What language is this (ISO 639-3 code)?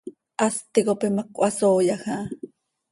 sei